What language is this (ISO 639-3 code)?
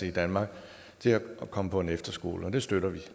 dan